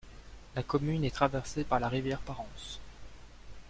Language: French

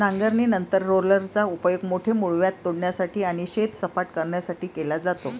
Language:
Marathi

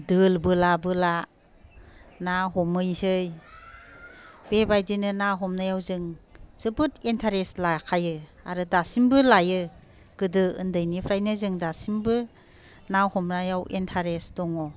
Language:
Bodo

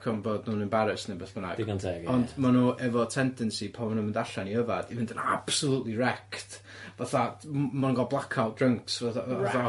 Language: Welsh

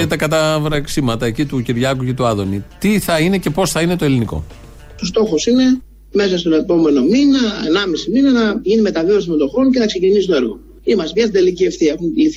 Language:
Greek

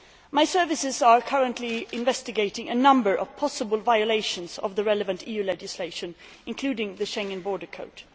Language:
English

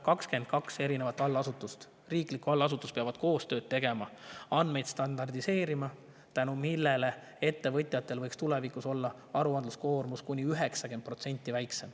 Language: Estonian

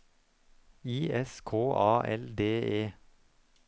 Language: Norwegian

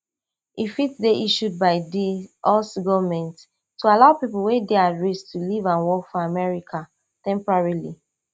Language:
Nigerian Pidgin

